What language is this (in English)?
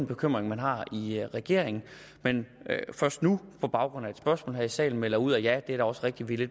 Danish